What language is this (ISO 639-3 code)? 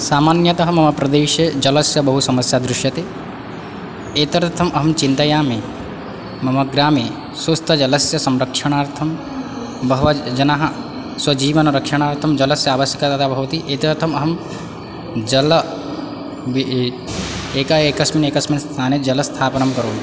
san